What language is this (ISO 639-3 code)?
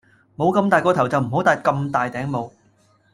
yue